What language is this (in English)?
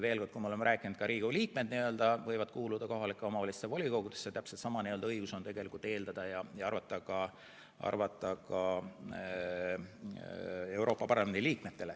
Estonian